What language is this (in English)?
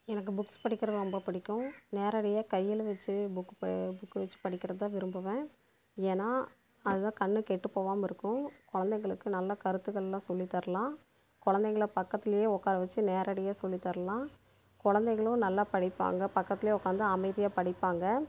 Tamil